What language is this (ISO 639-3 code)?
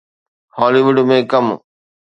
snd